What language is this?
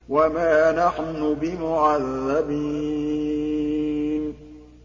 Arabic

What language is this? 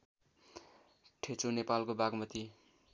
Nepali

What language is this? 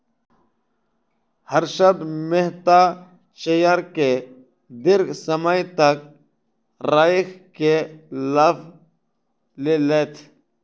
Maithili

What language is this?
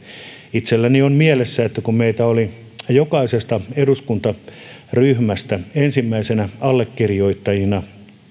Finnish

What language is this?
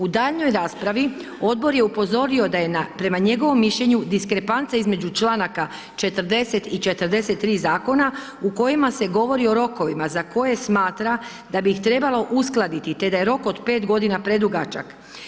Croatian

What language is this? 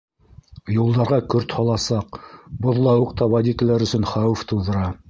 Bashkir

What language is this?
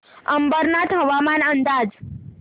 Marathi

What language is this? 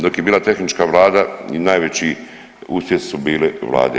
Croatian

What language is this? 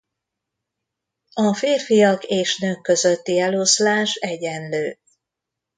Hungarian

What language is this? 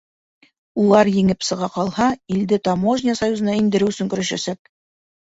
Bashkir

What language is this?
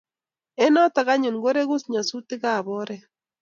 Kalenjin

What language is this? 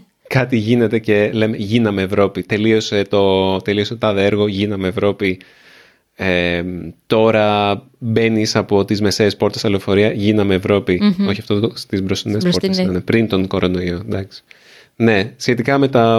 Greek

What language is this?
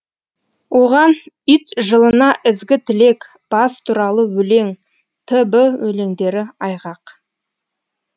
Kazakh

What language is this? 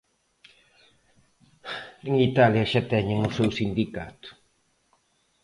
Galician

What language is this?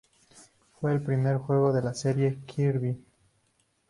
Spanish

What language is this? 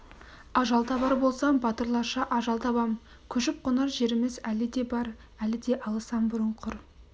Kazakh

